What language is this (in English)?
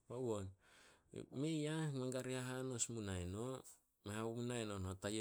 Solos